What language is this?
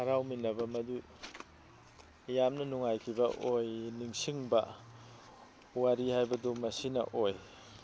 Manipuri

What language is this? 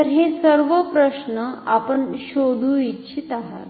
Marathi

